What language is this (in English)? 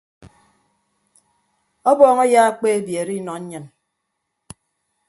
Ibibio